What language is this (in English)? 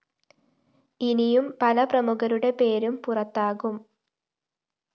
Malayalam